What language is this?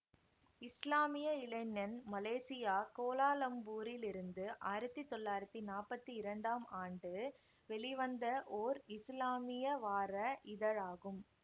Tamil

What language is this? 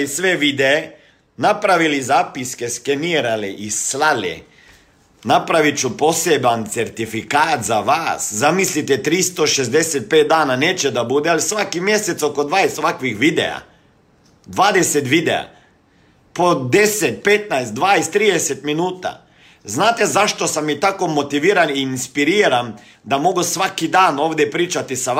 Croatian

